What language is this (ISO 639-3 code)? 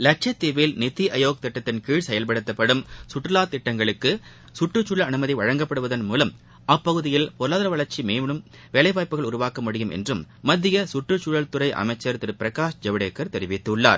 tam